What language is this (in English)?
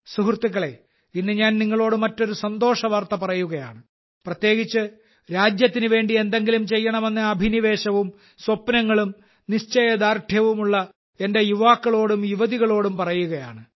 Malayalam